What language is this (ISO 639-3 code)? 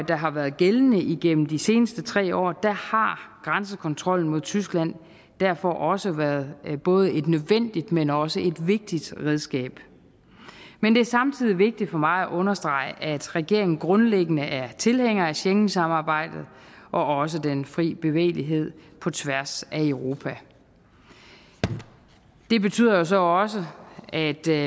dan